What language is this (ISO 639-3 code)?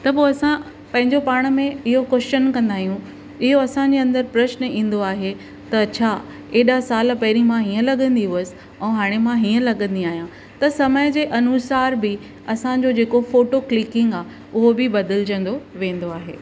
snd